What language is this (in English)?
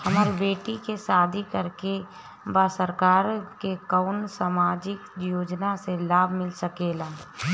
Bhojpuri